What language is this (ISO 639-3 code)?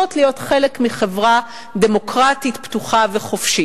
heb